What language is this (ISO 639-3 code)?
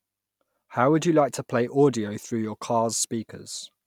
eng